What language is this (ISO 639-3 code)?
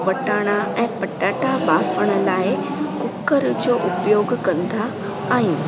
snd